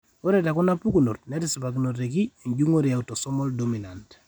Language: Masai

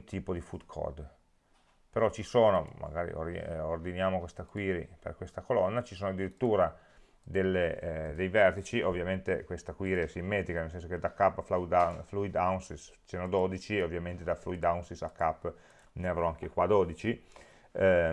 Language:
Italian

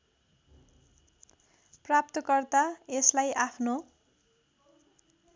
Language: Nepali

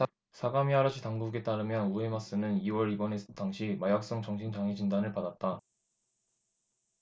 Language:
Korean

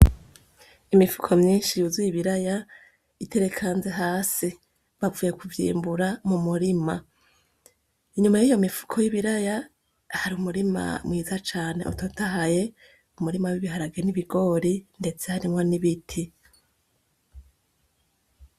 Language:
Rundi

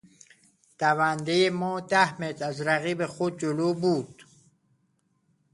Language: Persian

